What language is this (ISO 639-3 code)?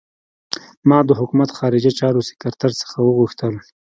pus